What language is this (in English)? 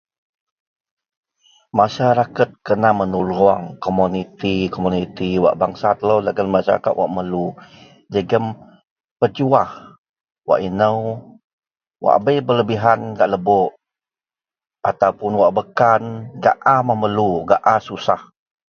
Central Melanau